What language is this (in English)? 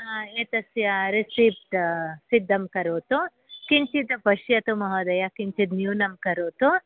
Sanskrit